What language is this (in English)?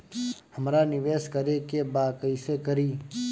Bhojpuri